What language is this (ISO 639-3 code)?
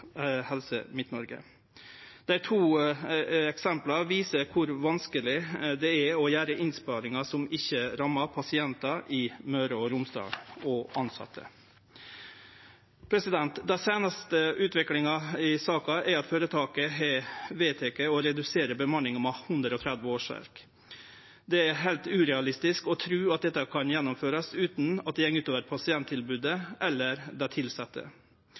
nno